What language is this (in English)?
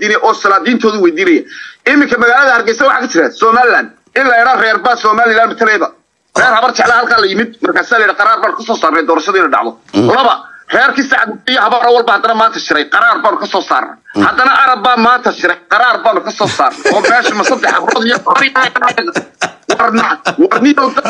Arabic